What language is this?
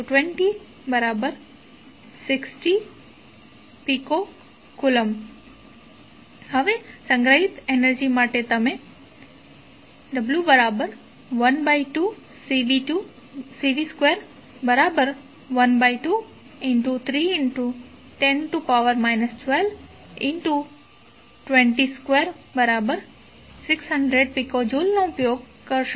Gujarati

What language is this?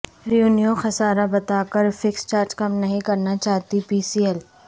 Urdu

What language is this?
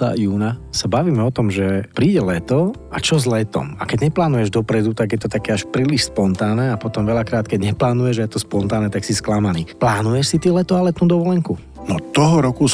Slovak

